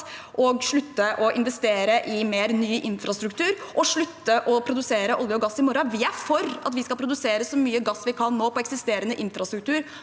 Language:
Norwegian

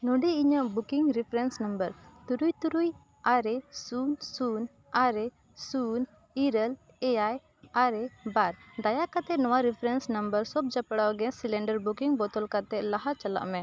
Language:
Santali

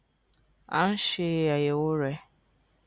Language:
Yoruba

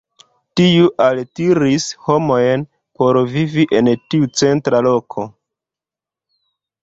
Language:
Esperanto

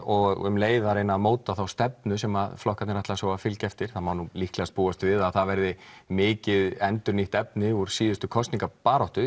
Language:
Icelandic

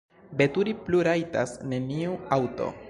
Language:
Esperanto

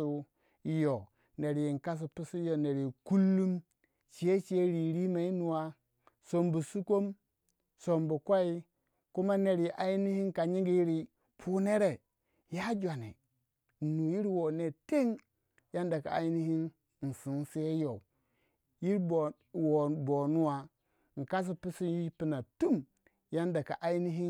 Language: Waja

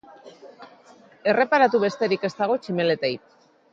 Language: Basque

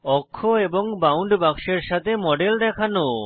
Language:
Bangla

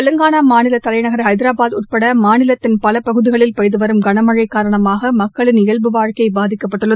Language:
Tamil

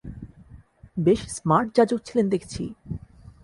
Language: Bangla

